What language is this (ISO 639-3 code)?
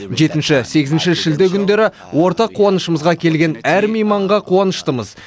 kaz